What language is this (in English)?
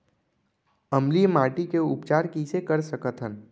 Chhattisgarhi